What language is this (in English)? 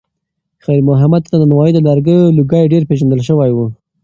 Pashto